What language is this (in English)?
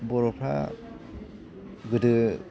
Bodo